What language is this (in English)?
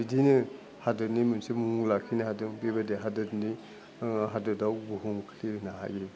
Bodo